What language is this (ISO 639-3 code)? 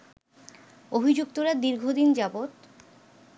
ben